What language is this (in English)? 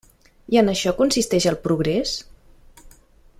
Catalan